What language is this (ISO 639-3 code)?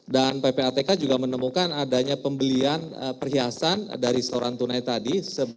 ind